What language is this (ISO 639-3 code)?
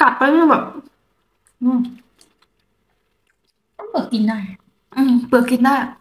tha